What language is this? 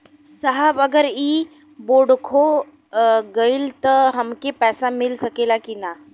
Bhojpuri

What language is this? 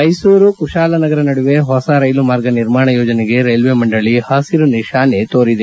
Kannada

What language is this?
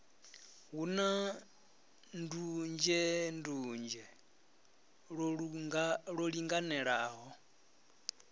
Venda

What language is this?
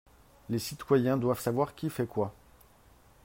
French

